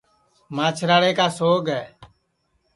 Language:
Sansi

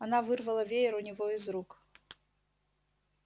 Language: Russian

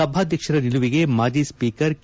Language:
Kannada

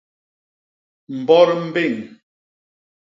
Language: Basaa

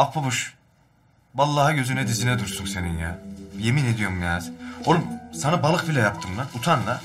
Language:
Turkish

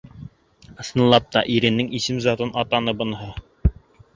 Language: Bashkir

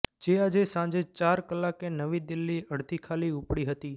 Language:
Gujarati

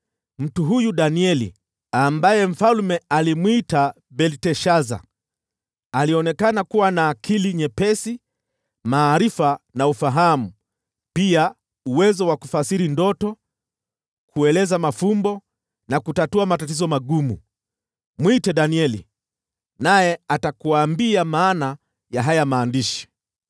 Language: Swahili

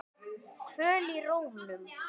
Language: Icelandic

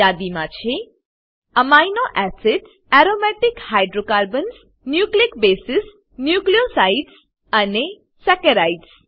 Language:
Gujarati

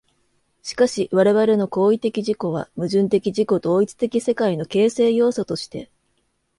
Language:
Japanese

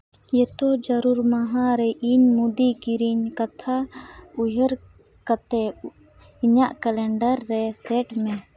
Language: Santali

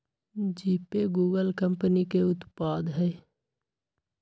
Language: Magahi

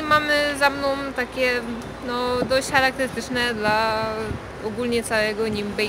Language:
Polish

